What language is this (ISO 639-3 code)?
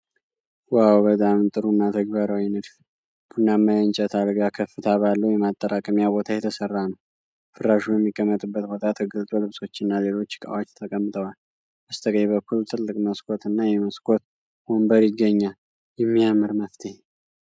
amh